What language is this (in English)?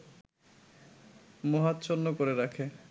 Bangla